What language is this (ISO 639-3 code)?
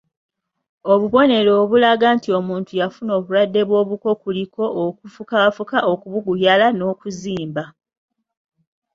lug